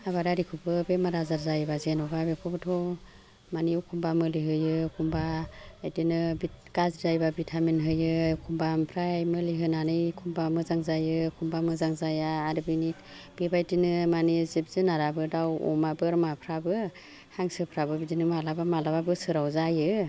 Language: Bodo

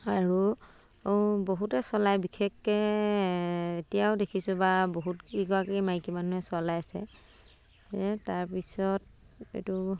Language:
Assamese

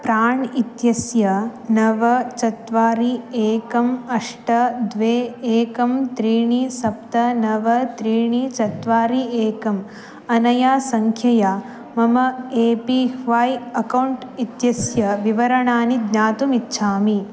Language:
Sanskrit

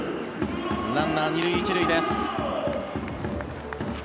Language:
Japanese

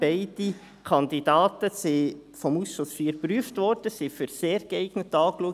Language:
Swiss German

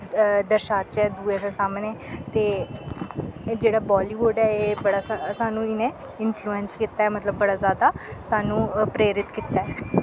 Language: Dogri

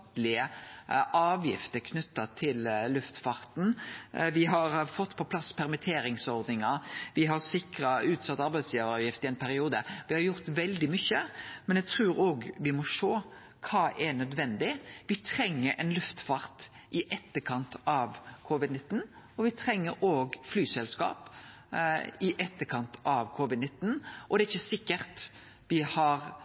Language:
Norwegian Nynorsk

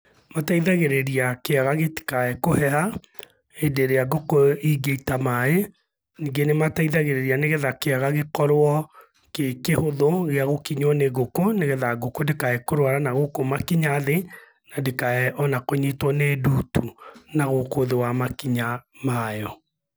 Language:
Kikuyu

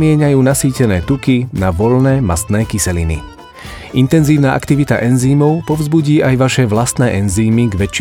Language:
Slovak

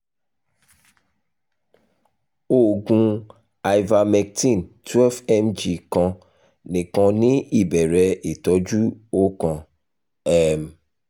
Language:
Yoruba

